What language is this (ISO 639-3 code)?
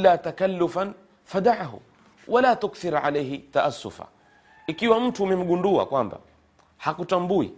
swa